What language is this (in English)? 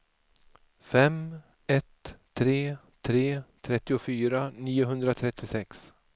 Swedish